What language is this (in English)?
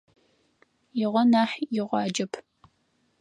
Adyghe